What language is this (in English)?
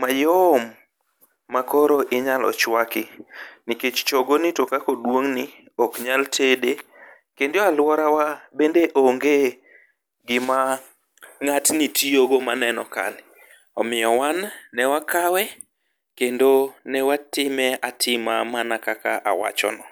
Luo (Kenya and Tanzania)